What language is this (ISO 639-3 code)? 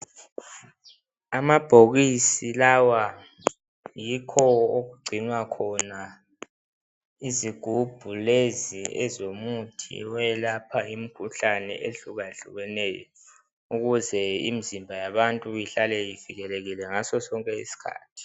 nde